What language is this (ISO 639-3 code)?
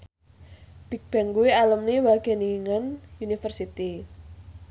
jav